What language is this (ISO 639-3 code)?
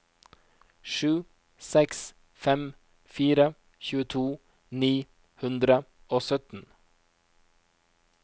nor